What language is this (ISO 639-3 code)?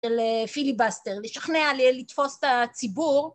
heb